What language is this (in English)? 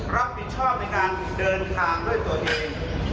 Thai